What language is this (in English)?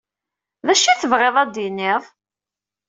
Kabyle